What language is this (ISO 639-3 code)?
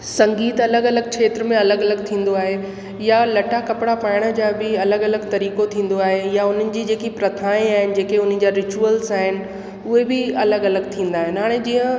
snd